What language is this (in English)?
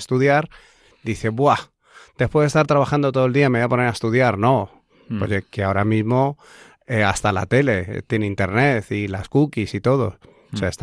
Spanish